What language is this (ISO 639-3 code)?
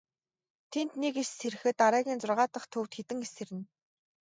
mon